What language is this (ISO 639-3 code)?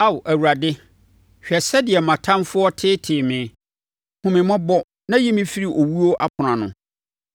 aka